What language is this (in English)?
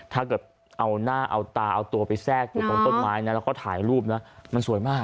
Thai